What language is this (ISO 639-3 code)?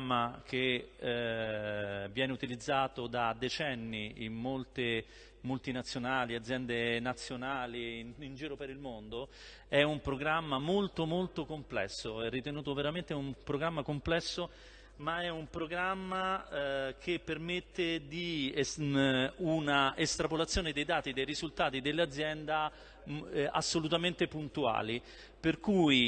ita